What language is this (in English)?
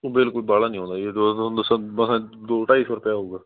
Punjabi